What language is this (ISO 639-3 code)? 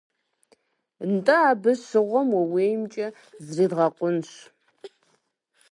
kbd